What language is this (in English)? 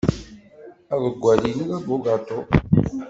Kabyle